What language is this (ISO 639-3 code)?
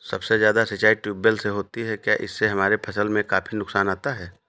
hin